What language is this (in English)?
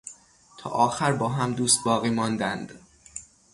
Persian